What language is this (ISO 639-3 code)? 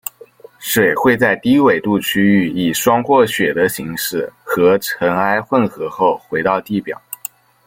zho